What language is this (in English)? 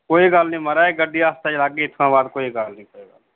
Dogri